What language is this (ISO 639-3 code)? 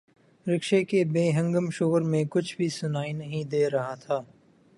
urd